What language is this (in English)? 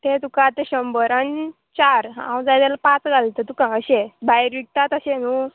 Konkani